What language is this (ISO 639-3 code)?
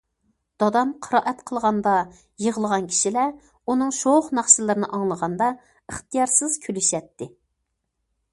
uig